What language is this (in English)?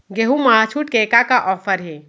Chhattisgarhi